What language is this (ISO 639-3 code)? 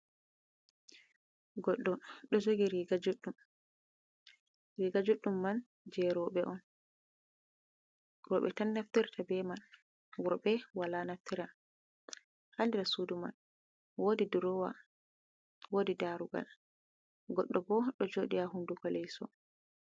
ful